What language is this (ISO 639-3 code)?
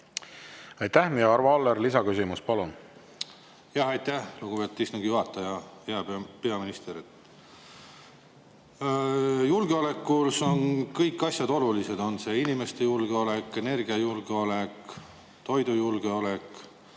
est